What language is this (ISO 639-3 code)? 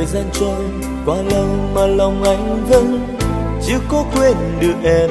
vie